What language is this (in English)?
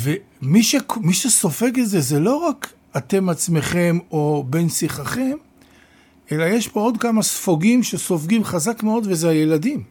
Hebrew